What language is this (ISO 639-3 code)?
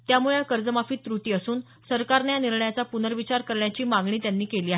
mar